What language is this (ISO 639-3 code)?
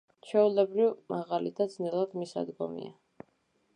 kat